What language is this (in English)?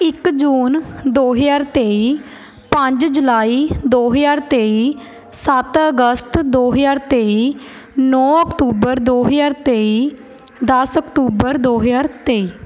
Punjabi